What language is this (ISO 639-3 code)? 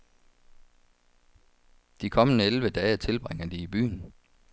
dan